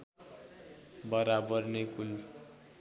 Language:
Nepali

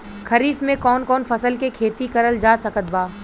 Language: Bhojpuri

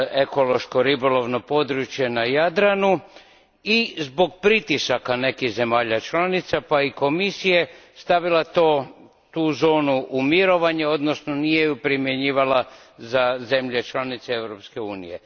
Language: Croatian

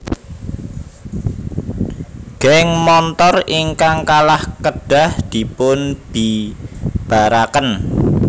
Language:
Javanese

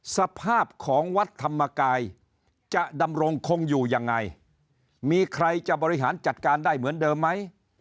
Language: Thai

